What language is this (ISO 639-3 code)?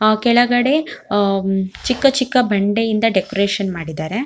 kan